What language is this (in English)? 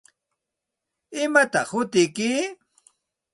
Santa Ana de Tusi Pasco Quechua